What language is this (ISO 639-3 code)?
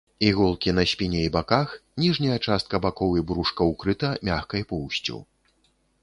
bel